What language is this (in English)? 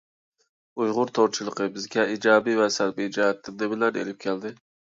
Uyghur